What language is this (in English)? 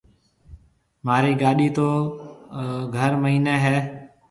Marwari (Pakistan)